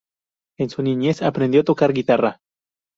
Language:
Spanish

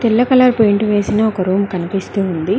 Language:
Telugu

